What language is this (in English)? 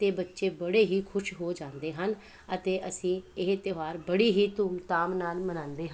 Punjabi